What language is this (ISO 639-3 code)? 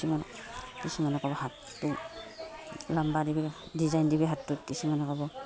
asm